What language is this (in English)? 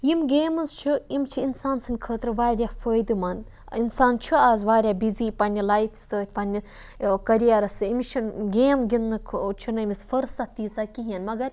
Kashmiri